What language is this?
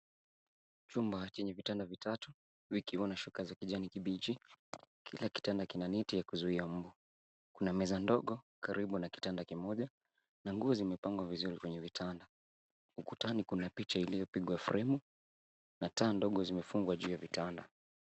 Swahili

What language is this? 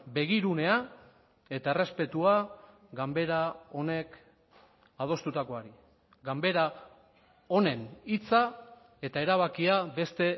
Basque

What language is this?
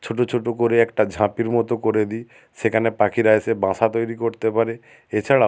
Bangla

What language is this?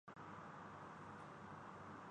Urdu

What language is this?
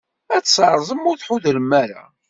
Kabyle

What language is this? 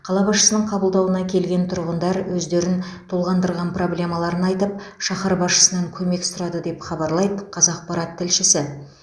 Kazakh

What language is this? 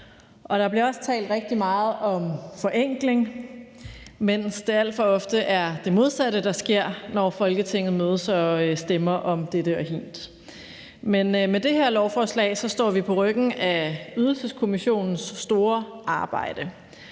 Danish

